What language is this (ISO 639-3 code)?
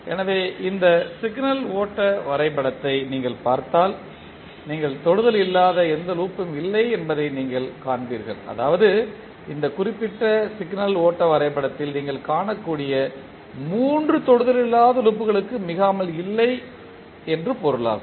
tam